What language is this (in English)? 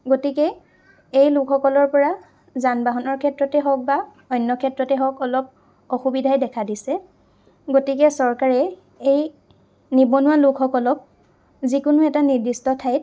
Assamese